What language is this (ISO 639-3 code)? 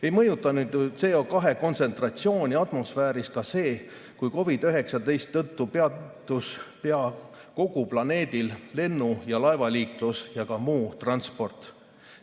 est